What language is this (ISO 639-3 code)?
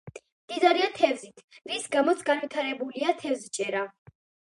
kat